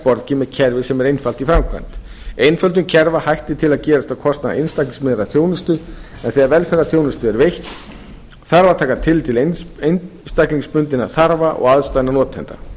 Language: Icelandic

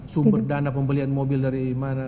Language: Indonesian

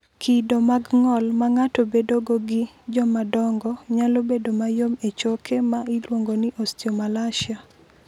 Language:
Luo (Kenya and Tanzania)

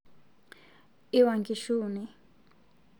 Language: Masai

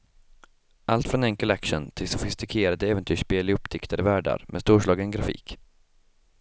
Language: Swedish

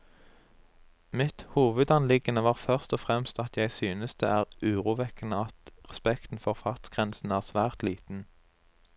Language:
Norwegian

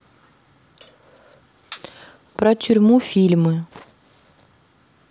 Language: Russian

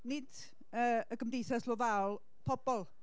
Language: Welsh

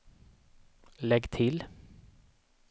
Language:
Swedish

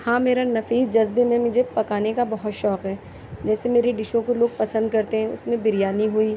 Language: Urdu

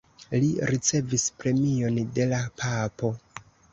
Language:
Esperanto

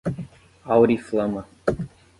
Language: Portuguese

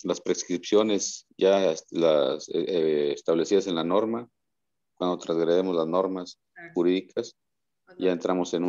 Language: Spanish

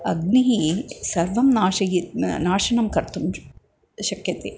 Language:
Sanskrit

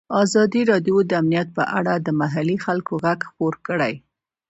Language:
Pashto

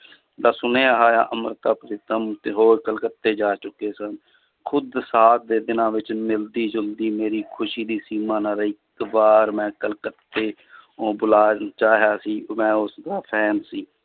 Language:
Punjabi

